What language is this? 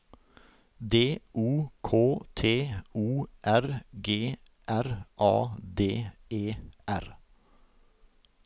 Norwegian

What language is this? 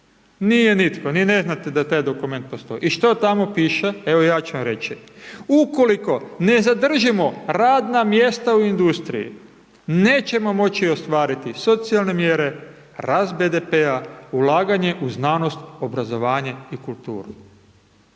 Croatian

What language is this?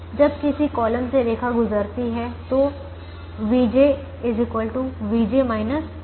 Hindi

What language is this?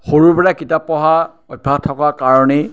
Assamese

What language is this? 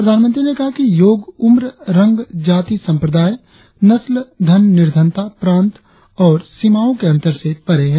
Hindi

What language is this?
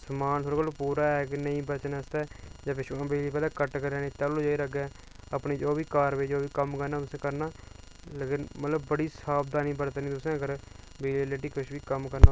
Dogri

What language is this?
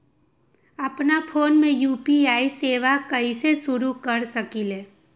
Magahi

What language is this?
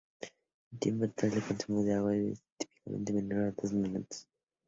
Spanish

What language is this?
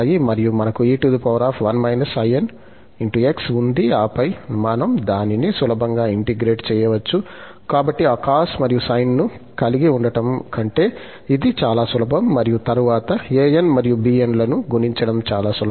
Telugu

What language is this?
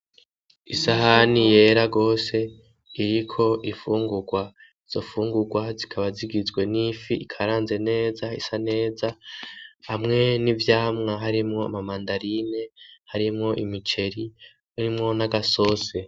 Rundi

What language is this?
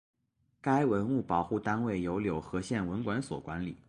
Chinese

